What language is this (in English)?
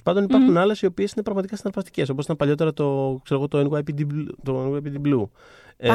Greek